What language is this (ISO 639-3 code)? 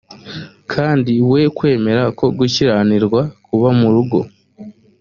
kin